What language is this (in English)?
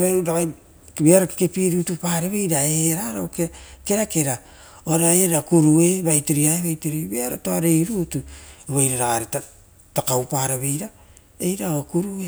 Rotokas